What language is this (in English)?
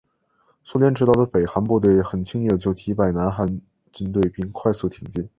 Chinese